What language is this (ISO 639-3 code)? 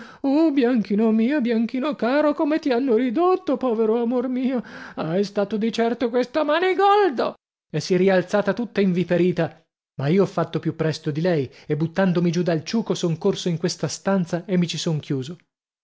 ita